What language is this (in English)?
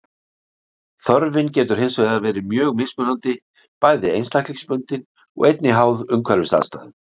Icelandic